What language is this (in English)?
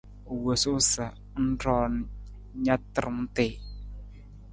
Nawdm